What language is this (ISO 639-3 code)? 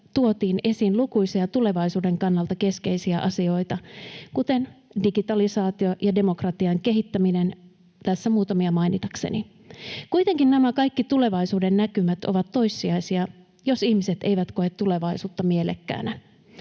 fin